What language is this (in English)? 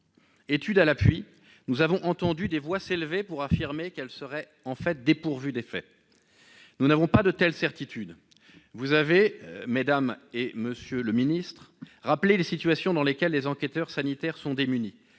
French